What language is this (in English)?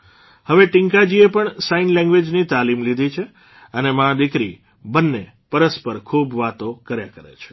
Gujarati